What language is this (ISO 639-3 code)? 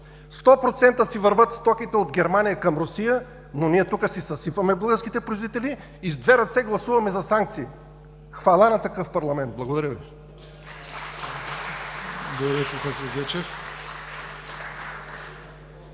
bul